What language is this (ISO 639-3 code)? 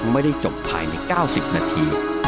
tha